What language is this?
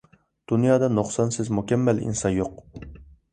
Uyghur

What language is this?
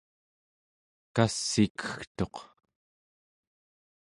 Central Yupik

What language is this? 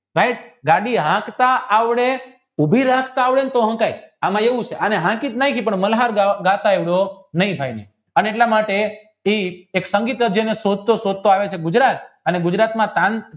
Gujarati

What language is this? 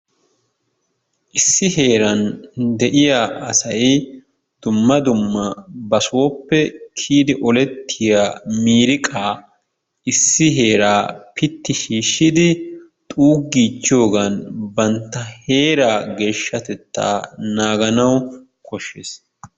Wolaytta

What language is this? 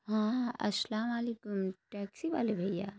Urdu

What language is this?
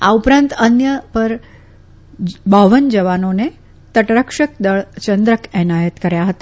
Gujarati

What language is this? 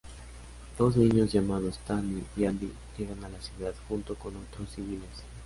Spanish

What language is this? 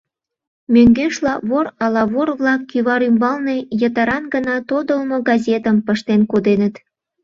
Mari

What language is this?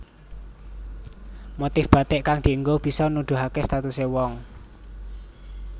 Javanese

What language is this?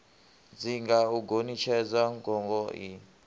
Venda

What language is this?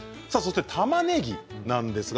Japanese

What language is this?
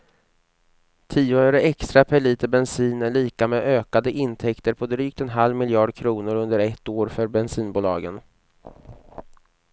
Swedish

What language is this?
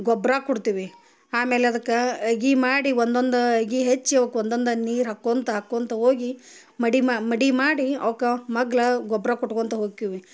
Kannada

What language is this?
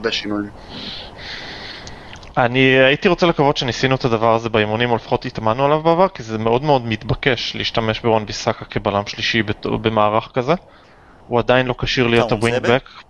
Hebrew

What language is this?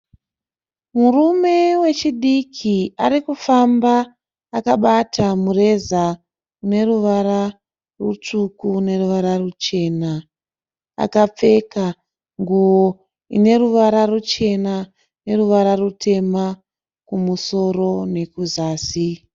Shona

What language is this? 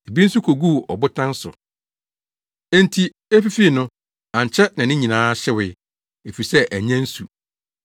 Akan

